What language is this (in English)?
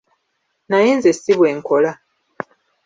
Ganda